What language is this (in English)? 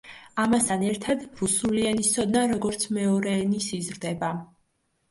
Georgian